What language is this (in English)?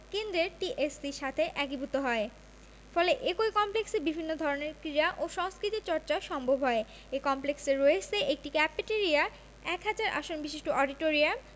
Bangla